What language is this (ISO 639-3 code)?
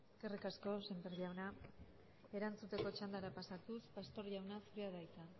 eus